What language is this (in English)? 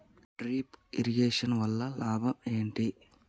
Telugu